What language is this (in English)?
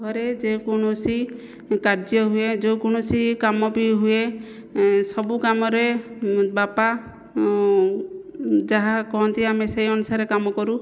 Odia